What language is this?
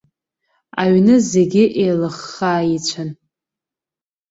Abkhazian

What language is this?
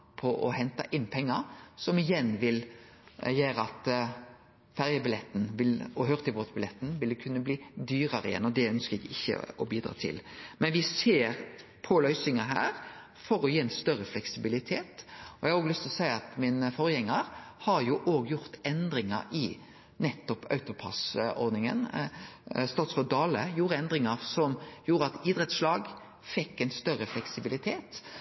Norwegian Nynorsk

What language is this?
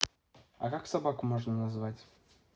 Russian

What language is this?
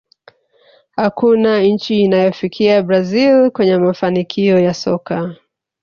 Swahili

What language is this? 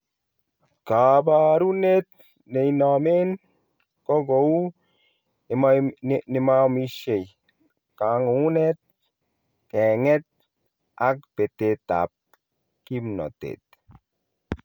Kalenjin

